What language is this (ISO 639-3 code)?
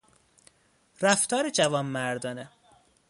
fas